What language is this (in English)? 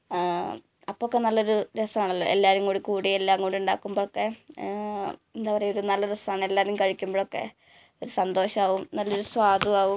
Malayalam